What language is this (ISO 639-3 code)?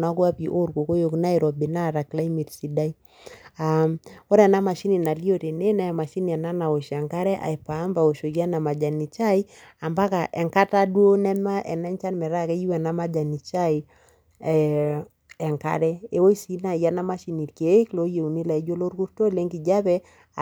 mas